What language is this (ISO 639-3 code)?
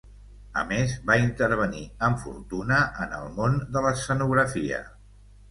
cat